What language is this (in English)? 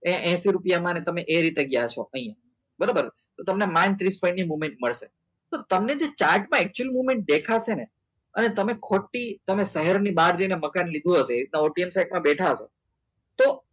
Gujarati